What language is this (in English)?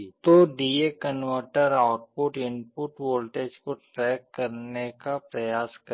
Hindi